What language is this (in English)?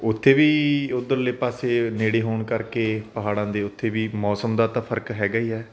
Punjabi